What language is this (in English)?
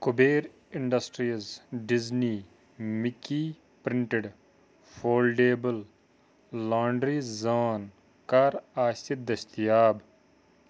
Kashmiri